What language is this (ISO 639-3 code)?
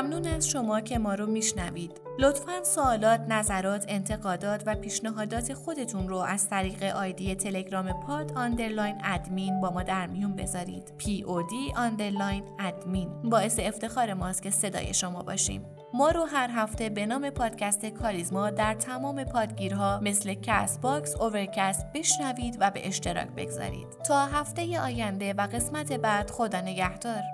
fas